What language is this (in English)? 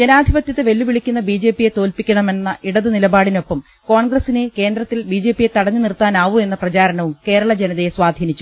Malayalam